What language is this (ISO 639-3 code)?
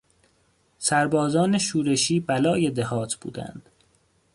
fas